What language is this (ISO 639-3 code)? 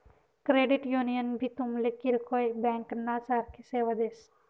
mar